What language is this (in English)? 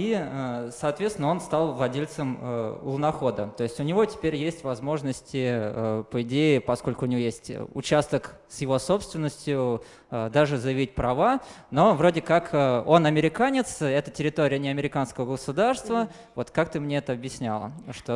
Russian